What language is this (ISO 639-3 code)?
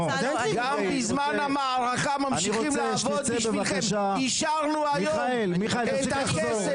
heb